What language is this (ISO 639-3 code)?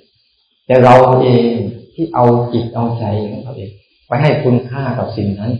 tha